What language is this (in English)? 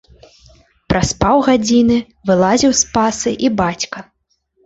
Belarusian